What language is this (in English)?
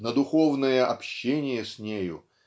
Russian